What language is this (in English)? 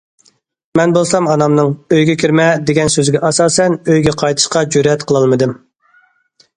Uyghur